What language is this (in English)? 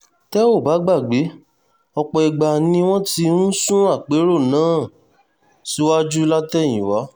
Yoruba